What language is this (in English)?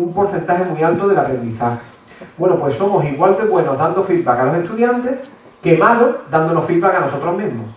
Spanish